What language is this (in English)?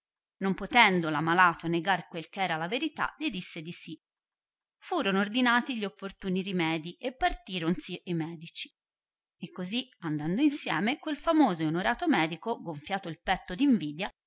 Italian